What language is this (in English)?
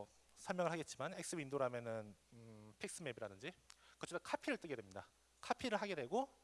Korean